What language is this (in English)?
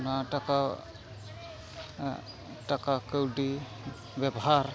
Santali